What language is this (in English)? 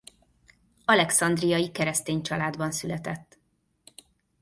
Hungarian